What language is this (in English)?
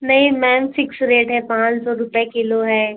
Hindi